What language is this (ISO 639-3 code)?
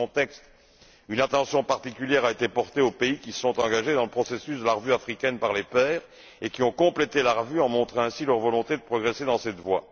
fra